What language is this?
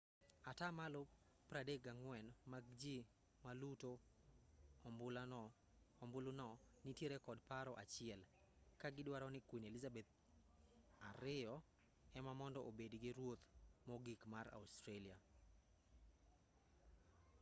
Luo (Kenya and Tanzania)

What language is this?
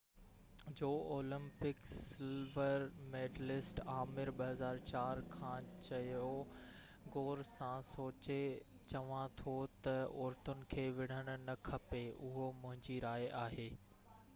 Sindhi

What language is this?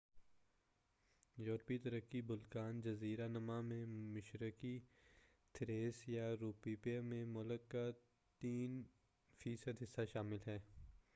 Urdu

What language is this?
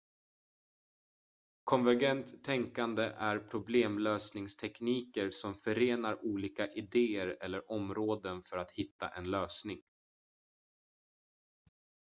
Swedish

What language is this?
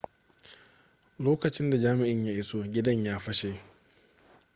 Hausa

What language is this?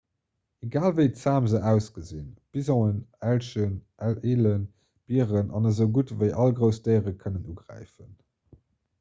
Luxembourgish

